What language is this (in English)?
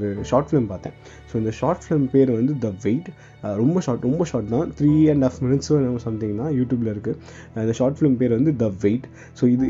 Tamil